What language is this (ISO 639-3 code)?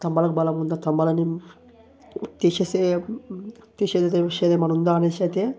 tel